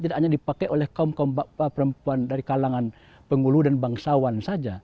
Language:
Indonesian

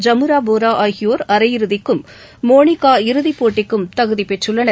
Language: Tamil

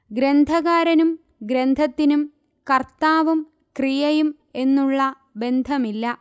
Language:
Malayalam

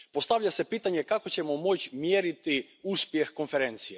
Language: Croatian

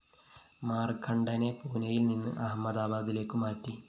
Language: Malayalam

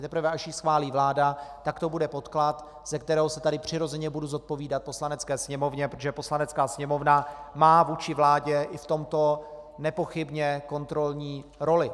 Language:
Czech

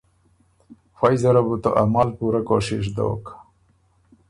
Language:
Ormuri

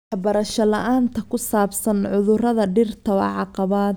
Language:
Somali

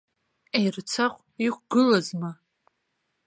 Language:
Abkhazian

